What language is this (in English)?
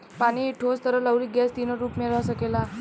Bhojpuri